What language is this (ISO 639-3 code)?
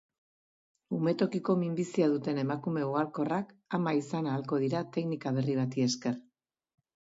eus